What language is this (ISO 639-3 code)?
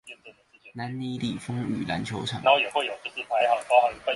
zho